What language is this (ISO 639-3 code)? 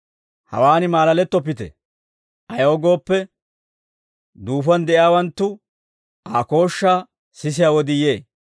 dwr